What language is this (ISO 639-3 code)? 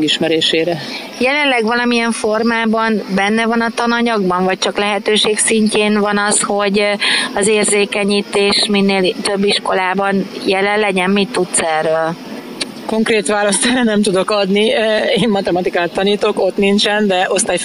hun